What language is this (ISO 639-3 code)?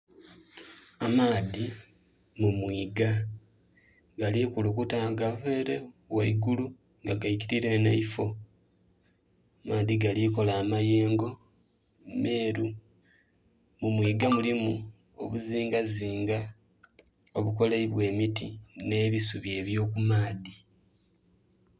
xog